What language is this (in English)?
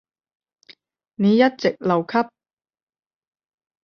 Cantonese